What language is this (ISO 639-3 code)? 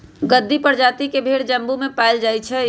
mag